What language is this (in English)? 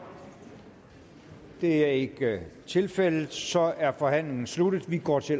Danish